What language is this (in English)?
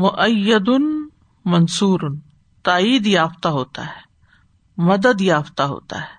Urdu